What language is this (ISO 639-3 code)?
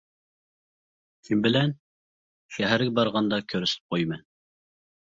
uig